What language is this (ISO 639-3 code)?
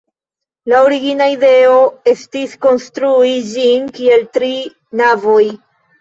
epo